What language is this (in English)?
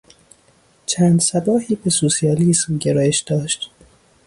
Persian